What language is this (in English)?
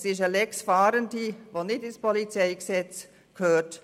Swiss German